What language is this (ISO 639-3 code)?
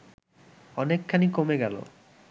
ben